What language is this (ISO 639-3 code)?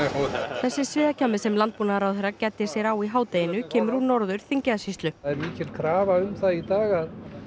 isl